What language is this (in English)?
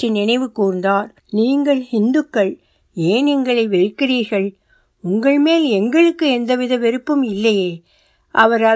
Tamil